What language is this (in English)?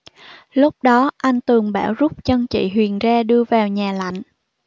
Vietnamese